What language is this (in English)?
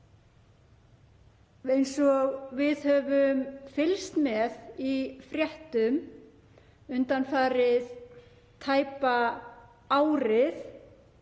Icelandic